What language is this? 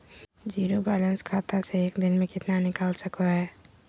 Magahi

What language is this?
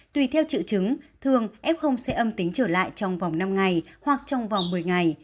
Vietnamese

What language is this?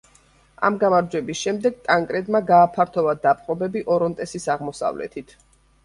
Georgian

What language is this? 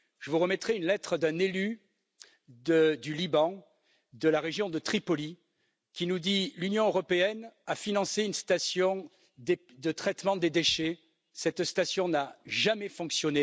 French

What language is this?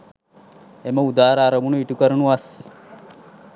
Sinhala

